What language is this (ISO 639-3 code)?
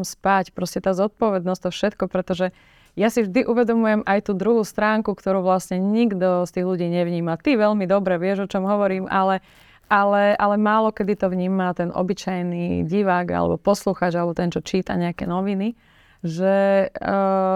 slk